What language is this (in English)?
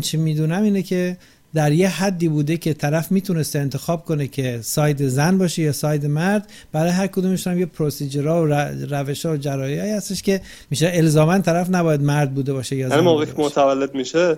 Persian